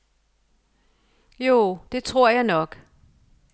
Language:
Danish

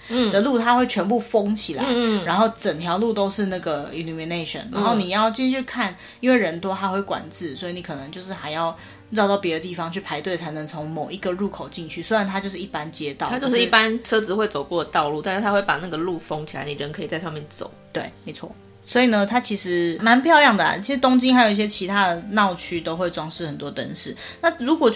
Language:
Chinese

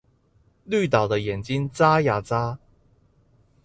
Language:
Chinese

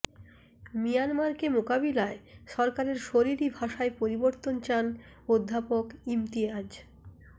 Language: Bangla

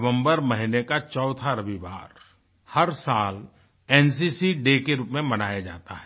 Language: Hindi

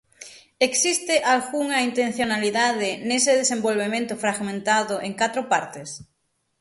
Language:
Galician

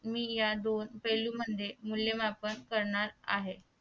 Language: Marathi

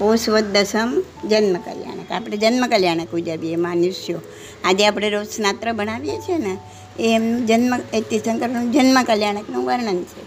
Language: Gujarati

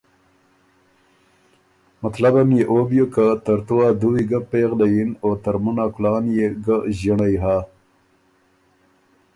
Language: Ormuri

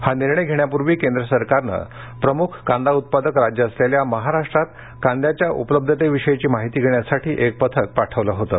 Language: Marathi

